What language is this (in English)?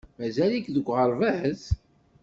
Kabyle